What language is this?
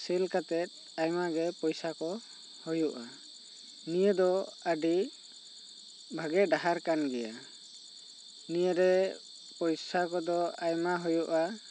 Santali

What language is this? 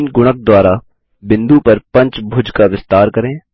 Hindi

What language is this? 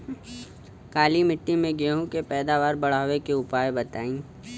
Bhojpuri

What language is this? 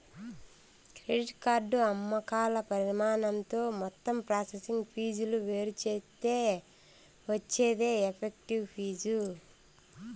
Telugu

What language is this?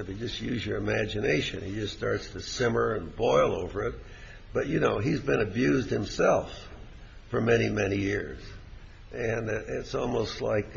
English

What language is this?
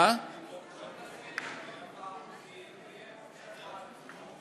Hebrew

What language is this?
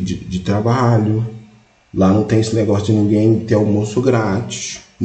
Portuguese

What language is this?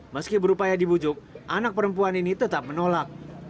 Indonesian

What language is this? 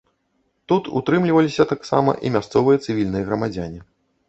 Belarusian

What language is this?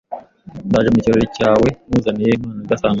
Kinyarwanda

